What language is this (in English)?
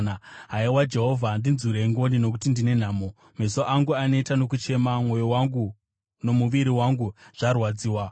Shona